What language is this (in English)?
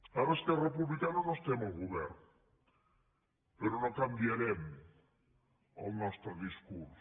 Catalan